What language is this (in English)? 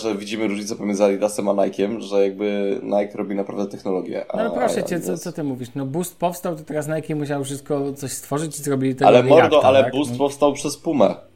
Polish